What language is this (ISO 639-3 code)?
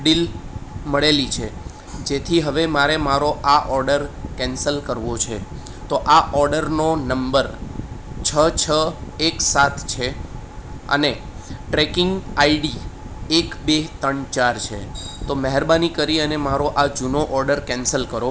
guj